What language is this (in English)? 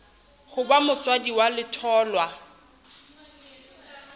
Southern Sotho